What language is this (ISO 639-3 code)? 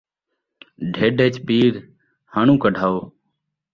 skr